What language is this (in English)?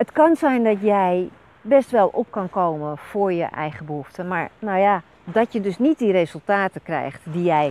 Dutch